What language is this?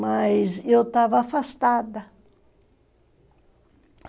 Portuguese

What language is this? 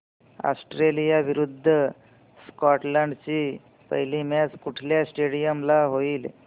Marathi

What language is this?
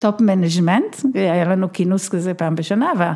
Hebrew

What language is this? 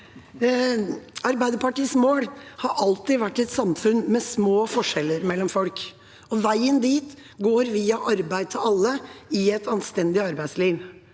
Norwegian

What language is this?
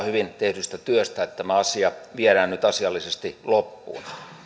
Finnish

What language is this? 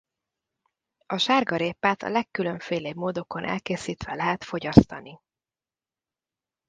Hungarian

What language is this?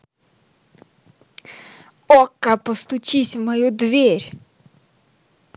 Russian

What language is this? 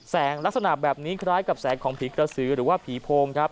Thai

